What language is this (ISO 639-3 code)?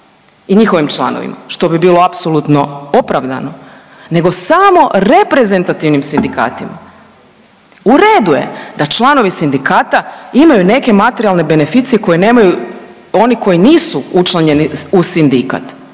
hrv